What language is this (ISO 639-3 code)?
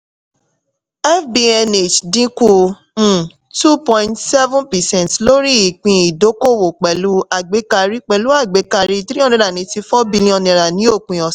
yor